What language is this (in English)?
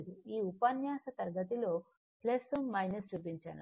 Telugu